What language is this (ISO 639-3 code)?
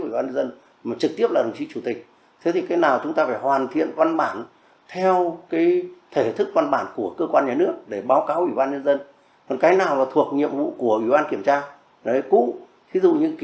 vie